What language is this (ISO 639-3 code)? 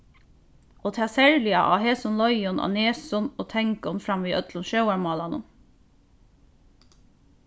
fao